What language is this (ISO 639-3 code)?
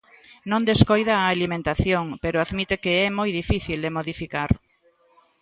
glg